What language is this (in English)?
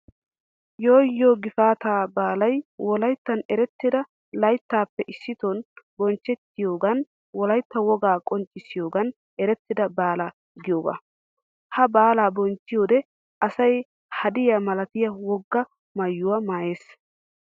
Wolaytta